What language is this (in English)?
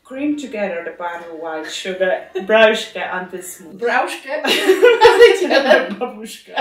Hungarian